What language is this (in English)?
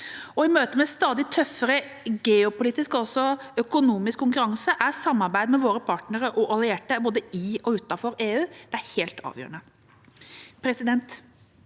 Norwegian